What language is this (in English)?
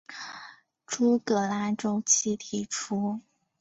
Chinese